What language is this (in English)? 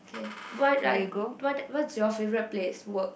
English